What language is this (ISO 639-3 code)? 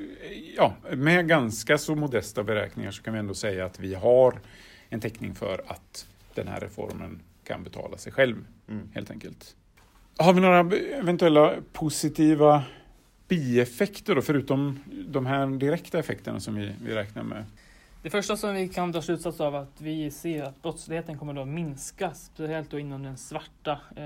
swe